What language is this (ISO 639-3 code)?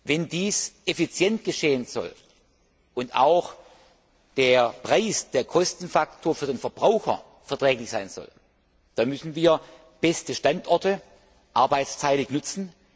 deu